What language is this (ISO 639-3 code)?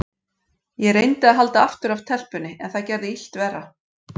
isl